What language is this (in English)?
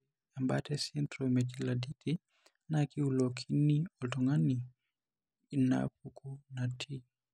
Masai